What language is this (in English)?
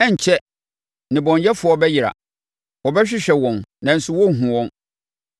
Akan